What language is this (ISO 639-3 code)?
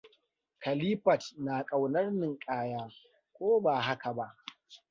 hau